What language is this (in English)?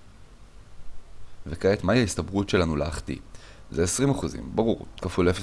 Hebrew